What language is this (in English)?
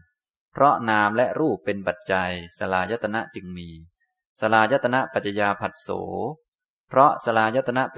Thai